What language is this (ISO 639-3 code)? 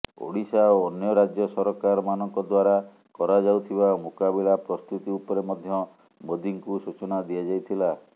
ori